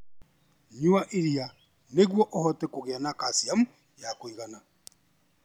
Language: Kikuyu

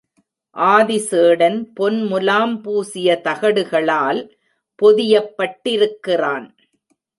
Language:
Tamil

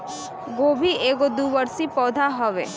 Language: Bhojpuri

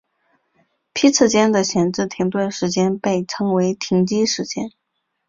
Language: Chinese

